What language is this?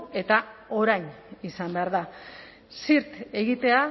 Basque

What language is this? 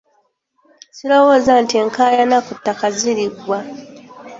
Ganda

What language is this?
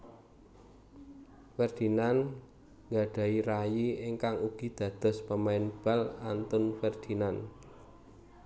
Javanese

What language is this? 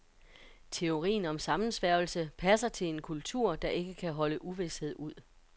Danish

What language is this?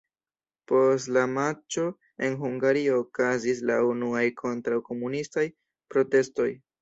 Esperanto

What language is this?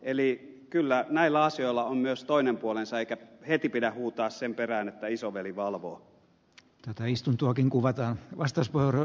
Finnish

